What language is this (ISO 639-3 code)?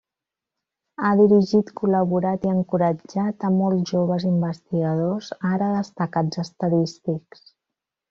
cat